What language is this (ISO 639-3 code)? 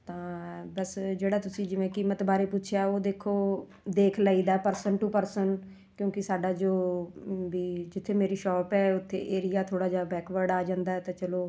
pan